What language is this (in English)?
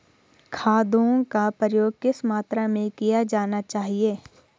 Hindi